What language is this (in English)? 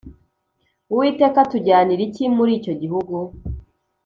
Kinyarwanda